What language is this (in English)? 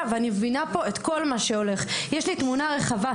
Hebrew